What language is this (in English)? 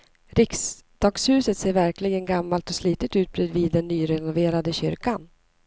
Swedish